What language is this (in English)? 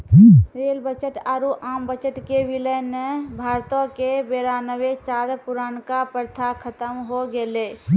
Maithili